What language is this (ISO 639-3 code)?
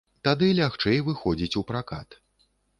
bel